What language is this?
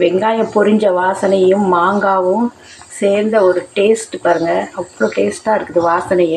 Romanian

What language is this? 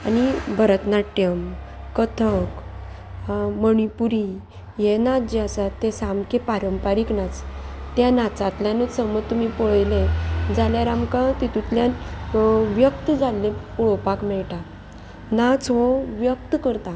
Konkani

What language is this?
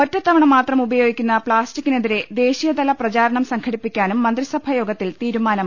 Malayalam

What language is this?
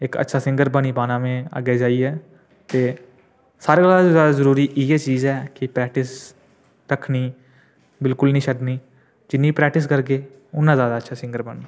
Dogri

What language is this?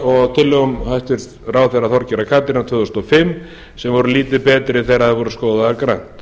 Icelandic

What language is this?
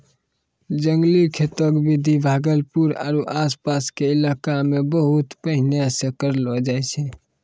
Maithili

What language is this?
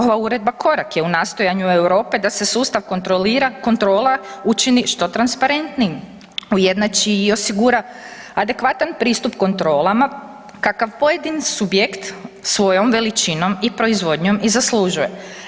Croatian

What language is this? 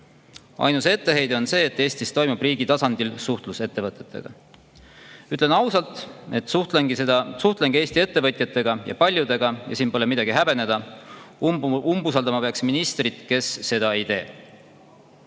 Estonian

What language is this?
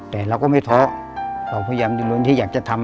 Thai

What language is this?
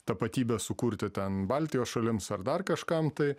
Lithuanian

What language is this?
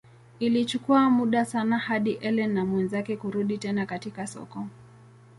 Swahili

